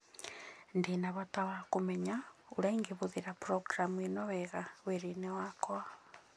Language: Kikuyu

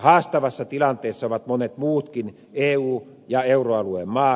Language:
Finnish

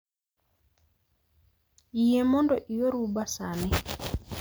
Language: Luo (Kenya and Tanzania)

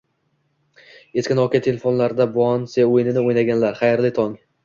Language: Uzbek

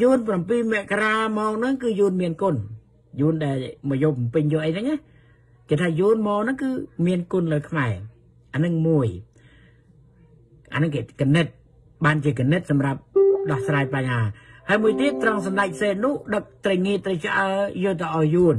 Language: Thai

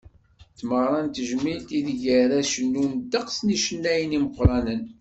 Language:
Kabyle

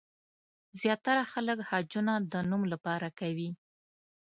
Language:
Pashto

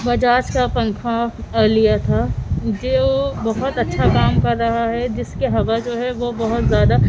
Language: Urdu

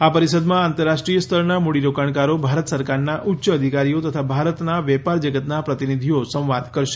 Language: Gujarati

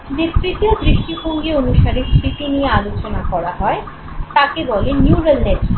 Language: Bangla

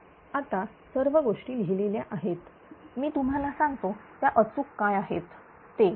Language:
Marathi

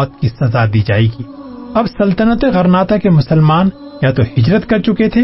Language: Urdu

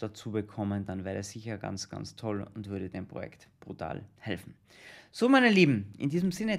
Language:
German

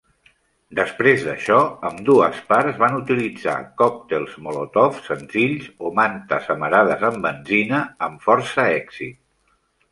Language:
Catalan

